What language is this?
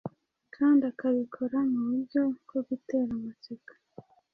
Kinyarwanda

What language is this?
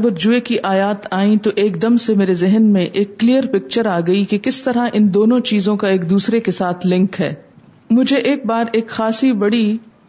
Urdu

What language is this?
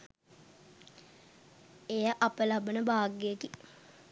Sinhala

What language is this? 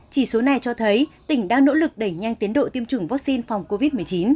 Vietnamese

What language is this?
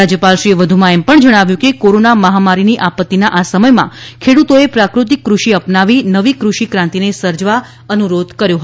Gujarati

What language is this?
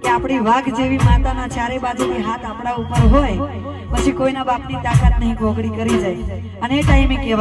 Gujarati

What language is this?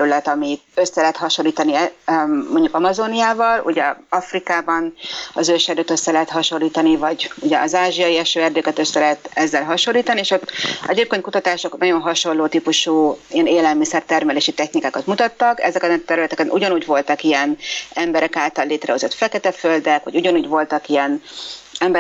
Hungarian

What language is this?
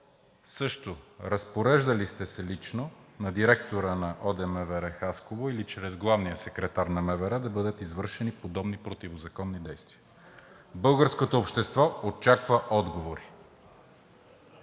Bulgarian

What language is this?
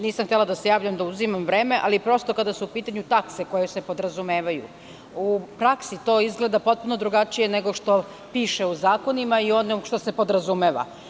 Serbian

